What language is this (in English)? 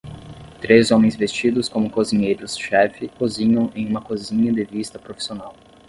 Portuguese